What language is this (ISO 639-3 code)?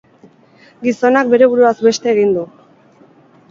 eus